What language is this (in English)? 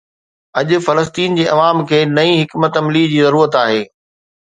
Sindhi